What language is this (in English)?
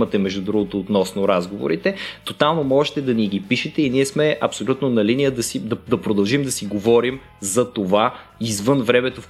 Bulgarian